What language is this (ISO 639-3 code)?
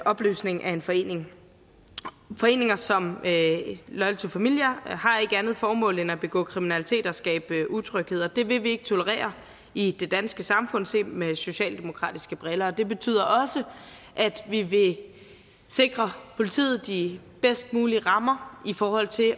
dan